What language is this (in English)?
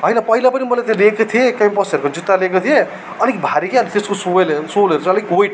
Nepali